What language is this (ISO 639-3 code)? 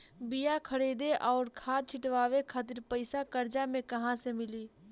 bho